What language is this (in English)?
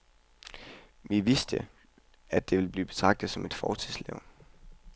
Danish